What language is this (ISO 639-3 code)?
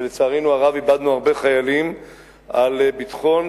heb